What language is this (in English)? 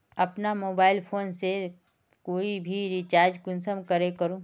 Magahi